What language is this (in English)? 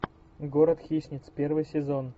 Russian